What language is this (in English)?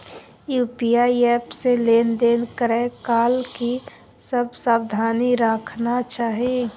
Maithili